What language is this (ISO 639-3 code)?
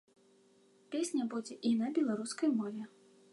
bel